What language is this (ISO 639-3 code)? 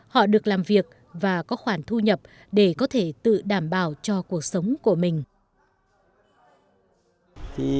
vie